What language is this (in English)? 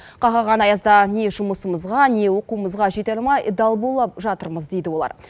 Kazakh